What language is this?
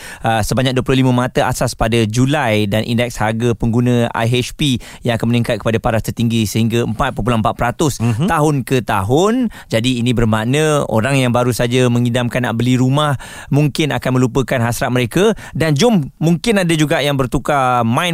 Malay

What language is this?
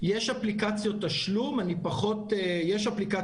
Hebrew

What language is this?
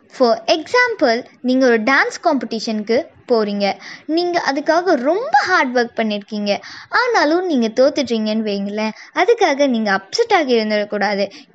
Tamil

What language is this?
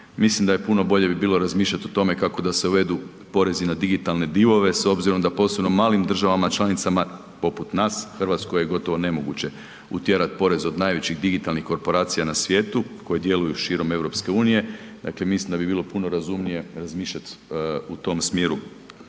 Croatian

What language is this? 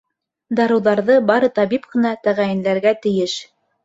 Bashkir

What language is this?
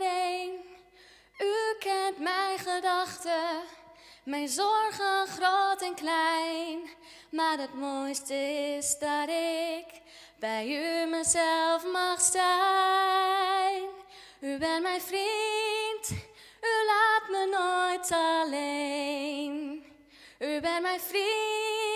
Dutch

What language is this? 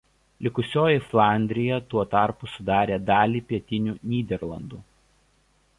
Lithuanian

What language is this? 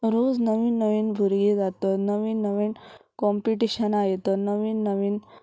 Konkani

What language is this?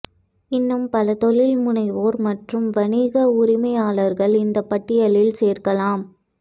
Tamil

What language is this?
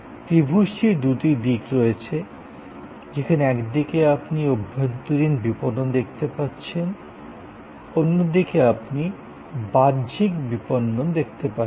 Bangla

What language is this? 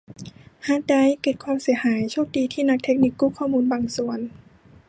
Thai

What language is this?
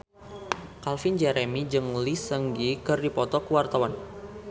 Sundanese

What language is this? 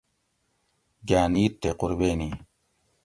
Gawri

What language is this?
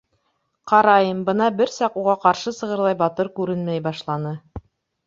Bashkir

